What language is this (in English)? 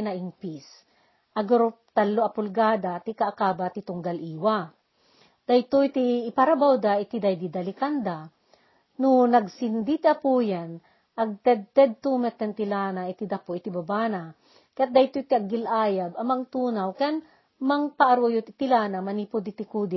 Filipino